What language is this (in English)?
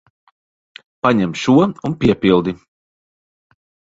Latvian